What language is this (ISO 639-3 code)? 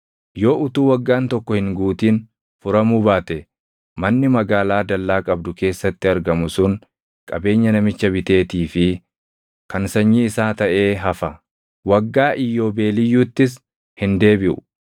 orm